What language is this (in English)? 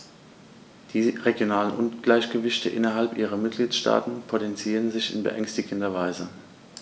German